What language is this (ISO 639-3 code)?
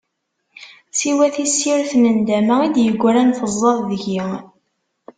kab